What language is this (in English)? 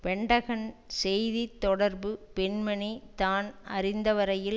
Tamil